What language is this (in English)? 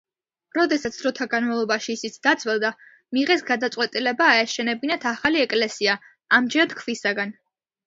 Georgian